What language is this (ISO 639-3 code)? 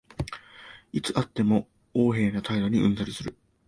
jpn